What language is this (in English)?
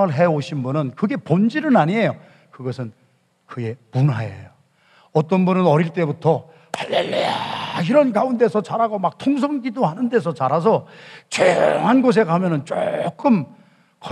Korean